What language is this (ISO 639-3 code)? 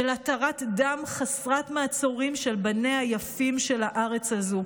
heb